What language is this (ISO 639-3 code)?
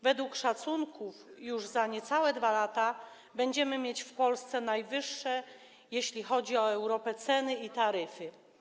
pol